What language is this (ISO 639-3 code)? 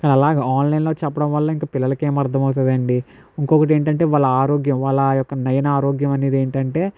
tel